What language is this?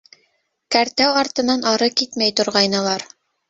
Bashkir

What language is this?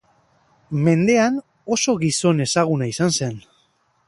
Basque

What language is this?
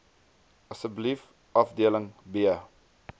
Afrikaans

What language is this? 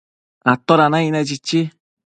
Matsés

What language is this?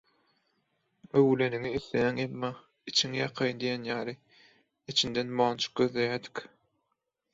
Turkmen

